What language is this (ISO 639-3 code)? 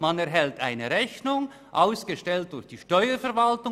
gsw